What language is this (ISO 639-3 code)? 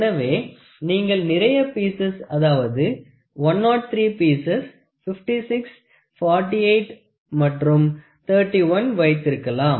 tam